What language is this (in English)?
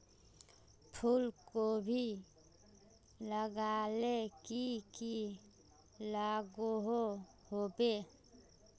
Magahi